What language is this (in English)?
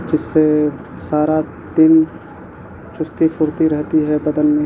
Urdu